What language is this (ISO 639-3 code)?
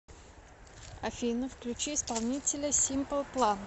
rus